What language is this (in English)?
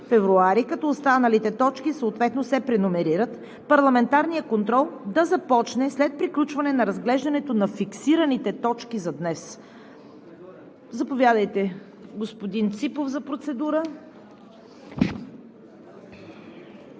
Bulgarian